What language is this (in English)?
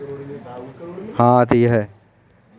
Hindi